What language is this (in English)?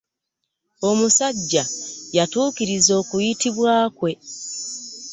Ganda